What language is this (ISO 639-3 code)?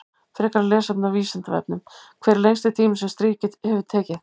isl